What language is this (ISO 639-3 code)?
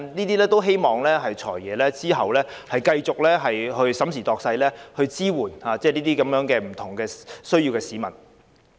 yue